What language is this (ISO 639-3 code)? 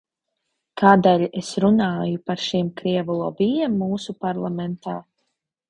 lav